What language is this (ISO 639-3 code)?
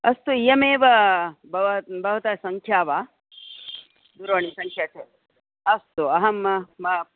san